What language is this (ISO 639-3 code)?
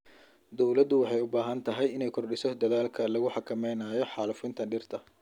som